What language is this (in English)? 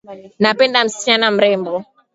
Swahili